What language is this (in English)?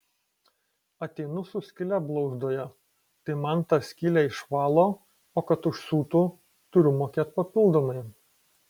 Lithuanian